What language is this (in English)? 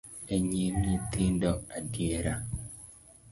Luo (Kenya and Tanzania)